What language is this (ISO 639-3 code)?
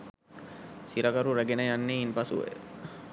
sin